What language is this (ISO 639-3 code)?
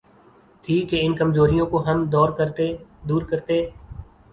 urd